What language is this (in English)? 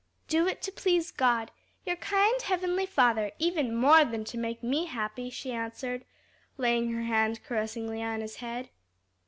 English